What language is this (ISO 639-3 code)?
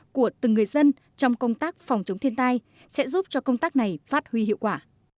vie